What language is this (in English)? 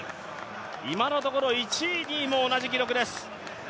Japanese